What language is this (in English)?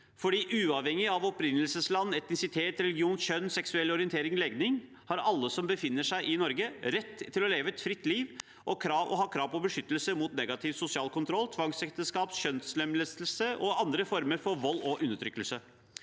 Norwegian